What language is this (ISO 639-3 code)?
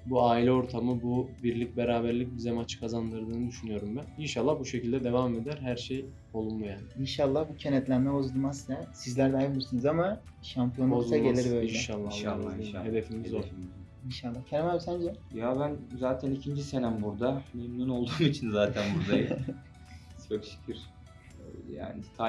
tur